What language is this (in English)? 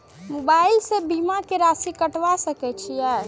Maithili